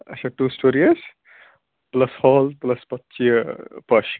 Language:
Kashmiri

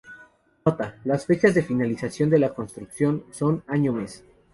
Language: Spanish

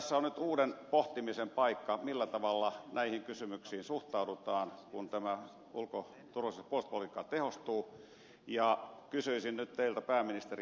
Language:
Finnish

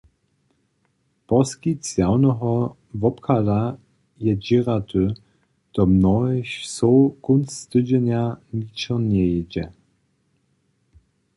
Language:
Upper Sorbian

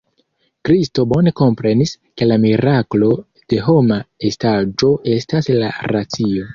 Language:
Esperanto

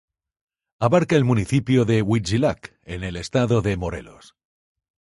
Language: Spanish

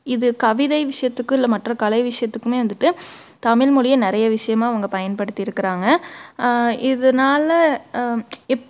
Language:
Tamil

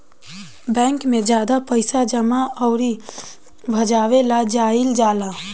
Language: Bhojpuri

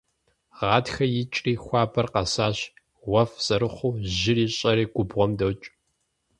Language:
Kabardian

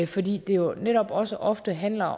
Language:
Danish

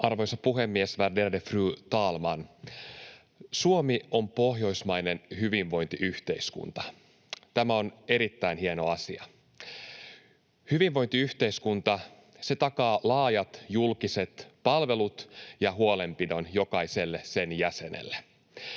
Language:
Finnish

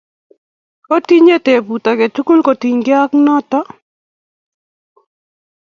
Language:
Kalenjin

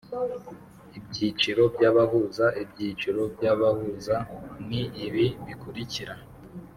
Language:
Kinyarwanda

